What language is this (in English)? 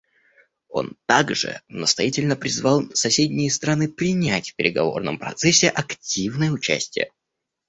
Russian